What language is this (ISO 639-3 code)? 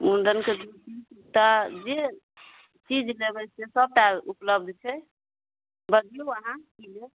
mai